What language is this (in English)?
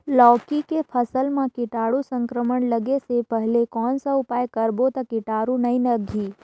Chhattisgarhi